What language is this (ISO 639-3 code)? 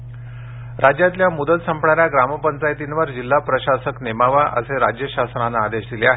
mar